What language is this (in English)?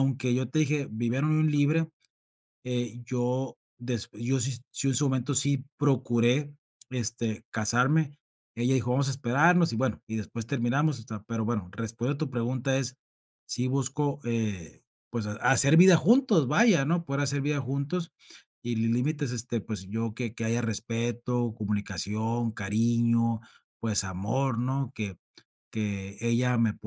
Spanish